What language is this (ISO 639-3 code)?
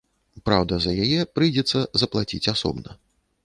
bel